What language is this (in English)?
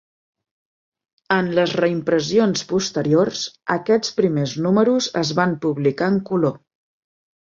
Catalan